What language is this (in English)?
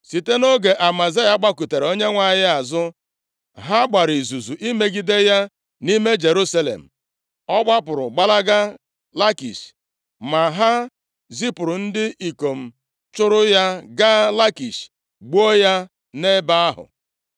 Igbo